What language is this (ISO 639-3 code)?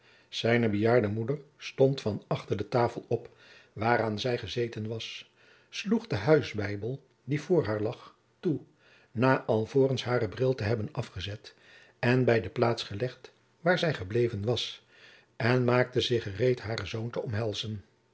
nld